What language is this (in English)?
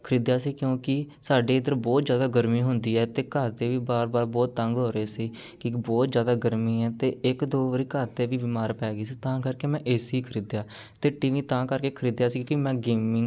Punjabi